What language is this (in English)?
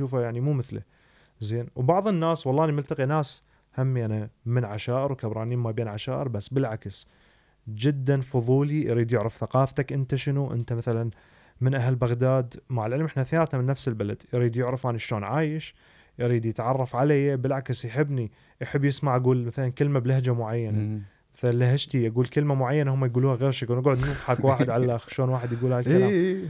Arabic